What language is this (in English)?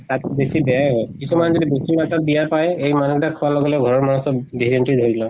Assamese